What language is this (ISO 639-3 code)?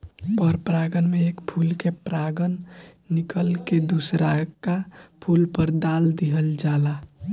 bho